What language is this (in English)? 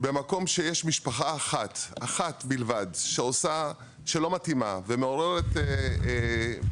Hebrew